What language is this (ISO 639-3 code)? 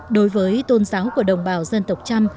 vie